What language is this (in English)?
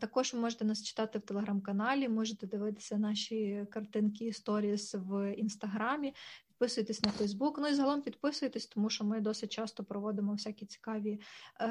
Ukrainian